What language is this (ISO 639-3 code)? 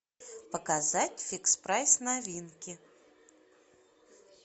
rus